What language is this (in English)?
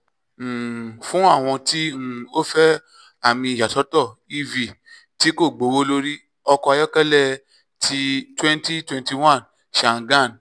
Yoruba